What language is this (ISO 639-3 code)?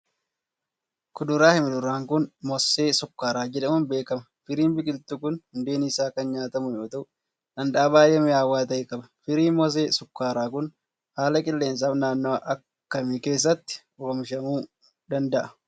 orm